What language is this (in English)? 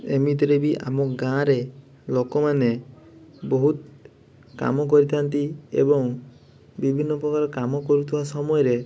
Odia